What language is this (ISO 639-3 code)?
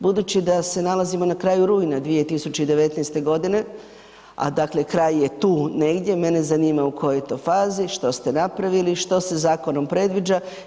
hrv